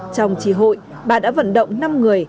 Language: Vietnamese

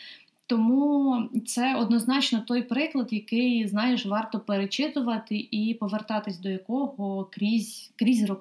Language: Ukrainian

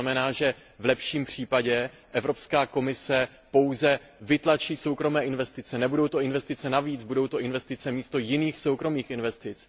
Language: Czech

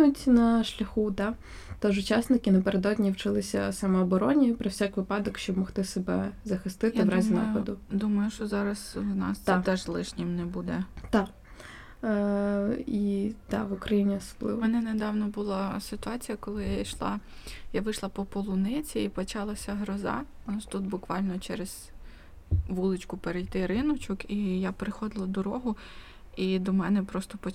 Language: Ukrainian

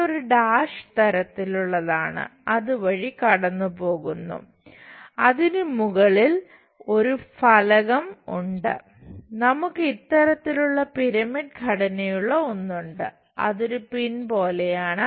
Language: Malayalam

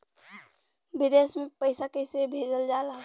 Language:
Bhojpuri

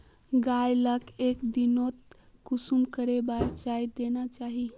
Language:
Magahi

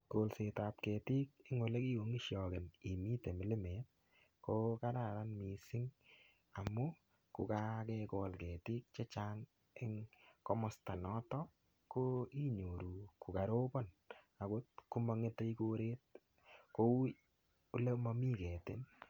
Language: Kalenjin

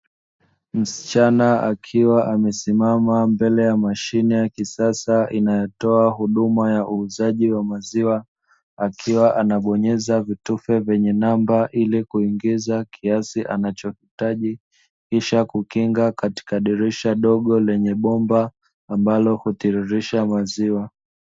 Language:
Swahili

